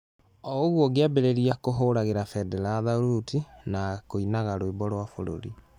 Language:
Kikuyu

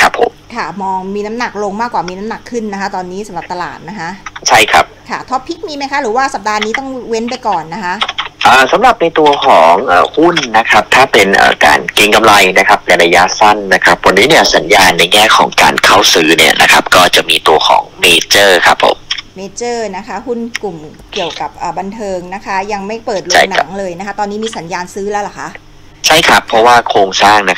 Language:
Thai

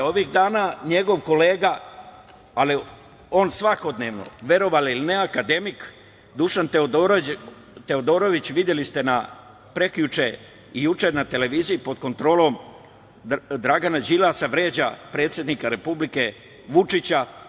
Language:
Serbian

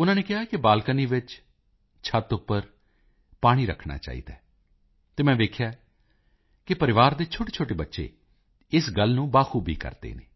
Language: Punjabi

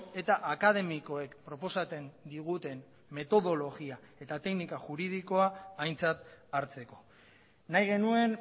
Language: Basque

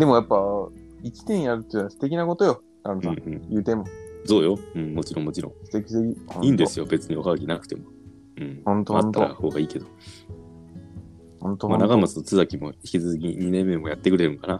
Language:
Japanese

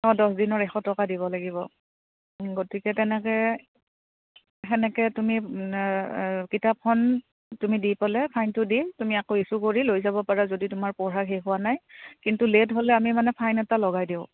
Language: Assamese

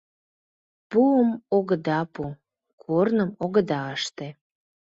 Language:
Mari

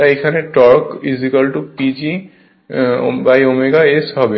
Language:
Bangla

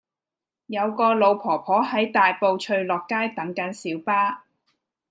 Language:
Cantonese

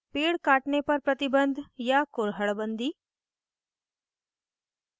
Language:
Hindi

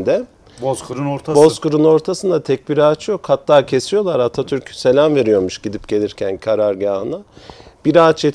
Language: Turkish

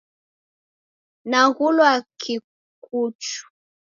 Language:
Taita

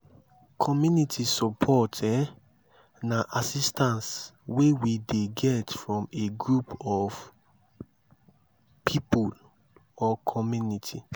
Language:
Nigerian Pidgin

